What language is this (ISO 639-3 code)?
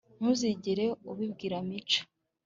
kin